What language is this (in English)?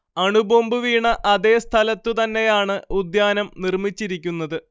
Malayalam